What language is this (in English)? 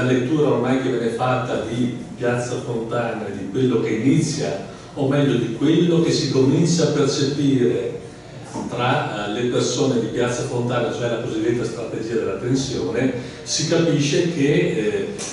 Italian